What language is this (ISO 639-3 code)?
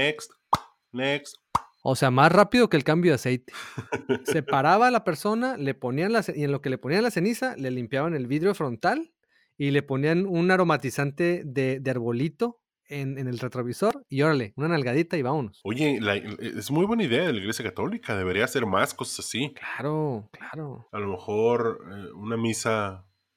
spa